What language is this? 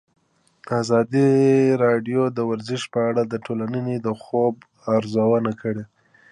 Pashto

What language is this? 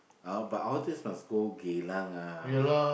English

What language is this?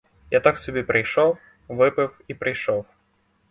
Ukrainian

